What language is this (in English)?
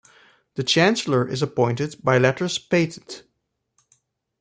English